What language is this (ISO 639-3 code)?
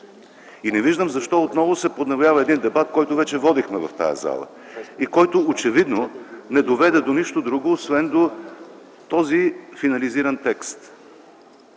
bul